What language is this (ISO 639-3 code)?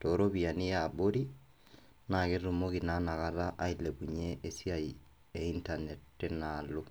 mas